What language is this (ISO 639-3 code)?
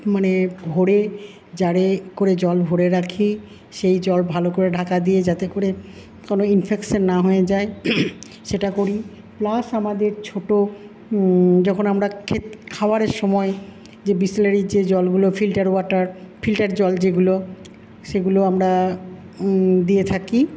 ben